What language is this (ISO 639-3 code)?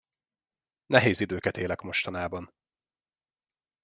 hun